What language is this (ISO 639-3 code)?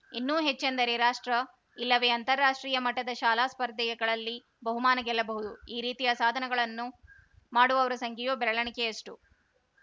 kan